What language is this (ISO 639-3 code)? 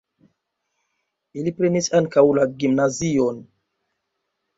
epo